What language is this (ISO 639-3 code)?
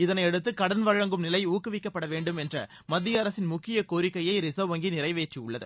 tam